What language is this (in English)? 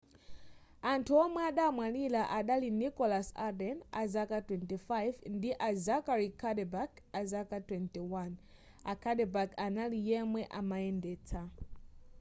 Nyanja